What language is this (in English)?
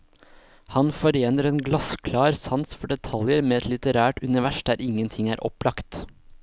Norwegian